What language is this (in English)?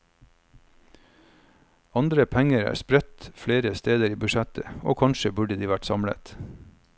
Norwegian